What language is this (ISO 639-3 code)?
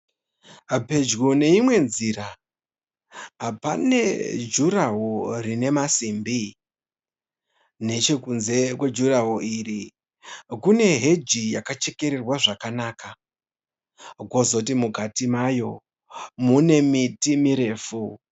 sna